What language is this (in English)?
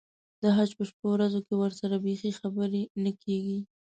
Pashto